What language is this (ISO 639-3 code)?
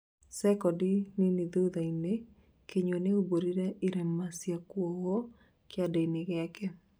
kik